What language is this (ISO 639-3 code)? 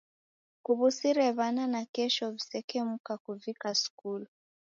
dav